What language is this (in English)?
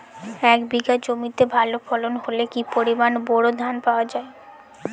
Bangla